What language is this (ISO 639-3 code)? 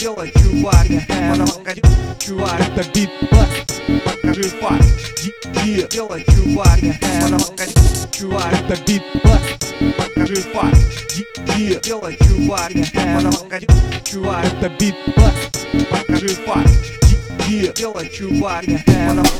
ukr